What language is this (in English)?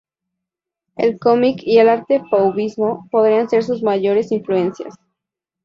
Spanish